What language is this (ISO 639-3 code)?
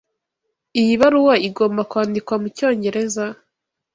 kin